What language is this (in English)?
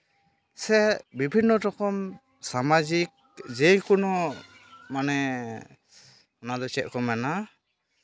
Santali